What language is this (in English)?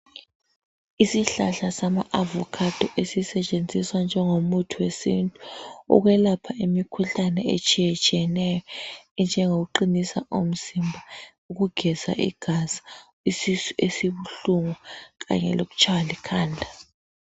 North Ndebele